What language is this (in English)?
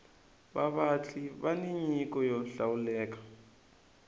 Tsonga